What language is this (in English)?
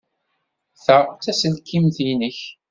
Kabyle